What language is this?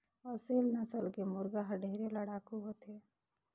Chhattisgarhi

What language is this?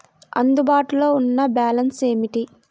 Telugu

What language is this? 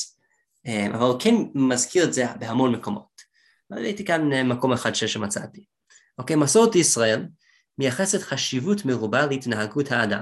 Hebrew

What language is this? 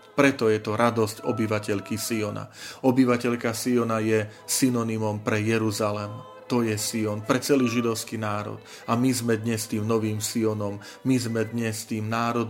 Slovak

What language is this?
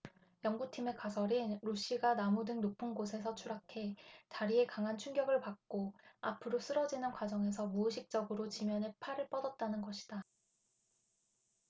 Korean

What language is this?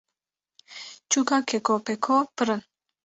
Kurdish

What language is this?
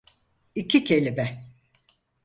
Turkish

